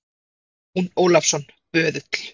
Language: Icelandic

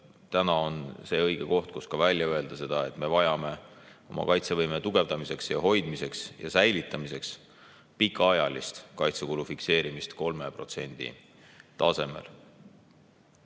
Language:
Estonian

